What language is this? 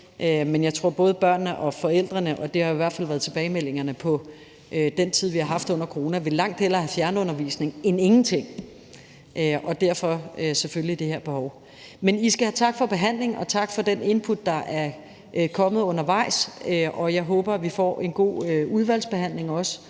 Danish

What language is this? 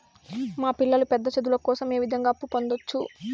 Telugu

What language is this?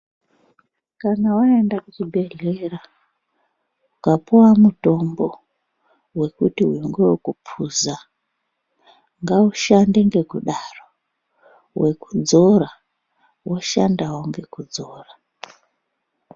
Ndau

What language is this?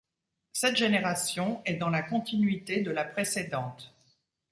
French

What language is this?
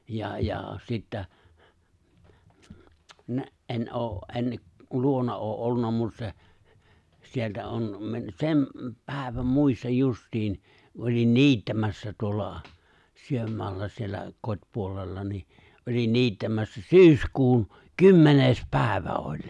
Finnish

